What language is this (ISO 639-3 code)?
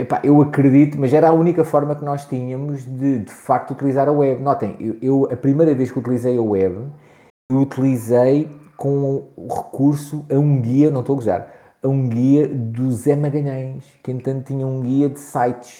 por